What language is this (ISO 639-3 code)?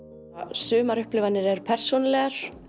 isl